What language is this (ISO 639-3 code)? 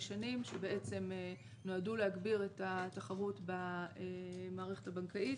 heb